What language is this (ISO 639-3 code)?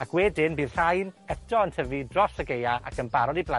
cym